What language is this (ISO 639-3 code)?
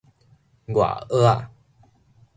nan